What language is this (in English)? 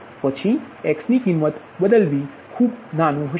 Gujarati